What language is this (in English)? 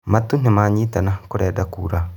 Kikuyu